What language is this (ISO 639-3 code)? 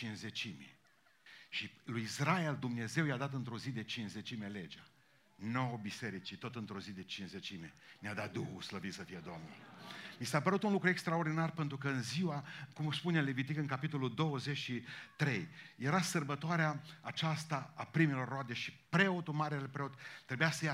ron